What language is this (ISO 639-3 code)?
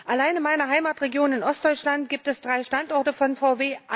deu